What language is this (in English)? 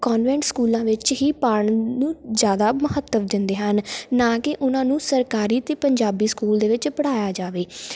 Punjabi